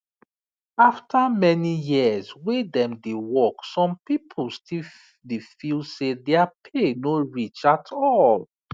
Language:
Nigerian Pidgin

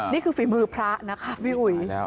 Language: Thai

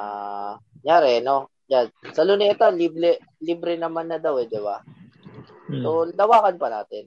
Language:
Filipino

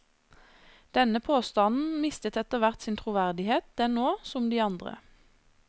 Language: Norwegian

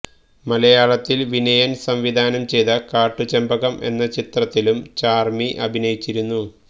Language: Malayalam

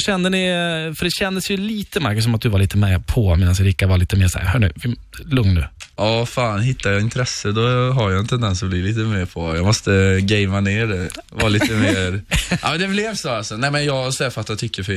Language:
Swedish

